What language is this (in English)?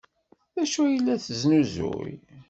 Kabyle